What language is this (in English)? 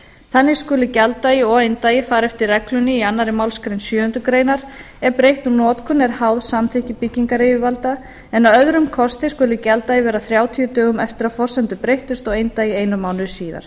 Icelandic